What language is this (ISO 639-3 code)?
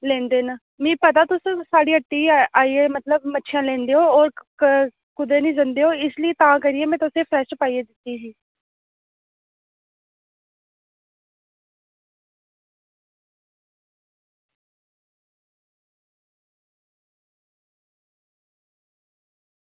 doi